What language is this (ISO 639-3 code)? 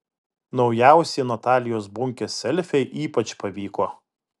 lit